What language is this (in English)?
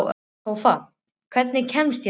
Icelandic